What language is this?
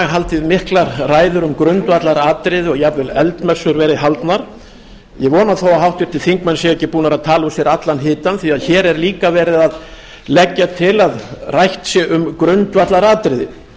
Icelandic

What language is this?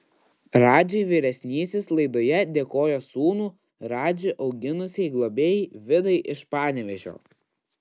Lithuanian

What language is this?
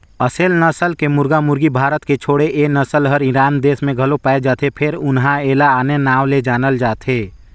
Chhattisgarhi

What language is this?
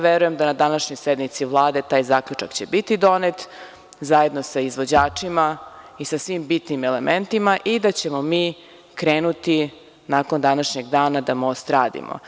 Serbian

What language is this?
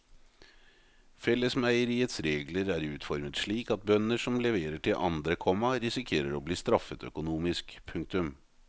Norwegian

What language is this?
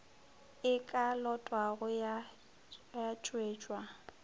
Northern Sotho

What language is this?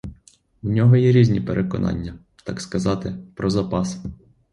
Ukrainian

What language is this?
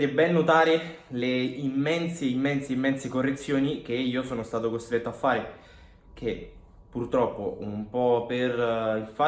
Italian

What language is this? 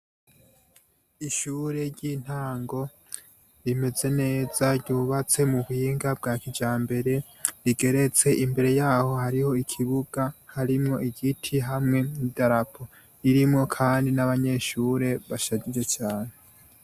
Rundi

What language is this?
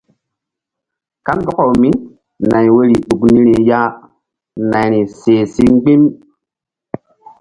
Mbum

